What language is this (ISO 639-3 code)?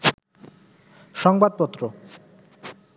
ben